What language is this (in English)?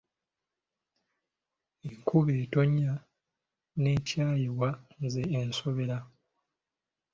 Ganda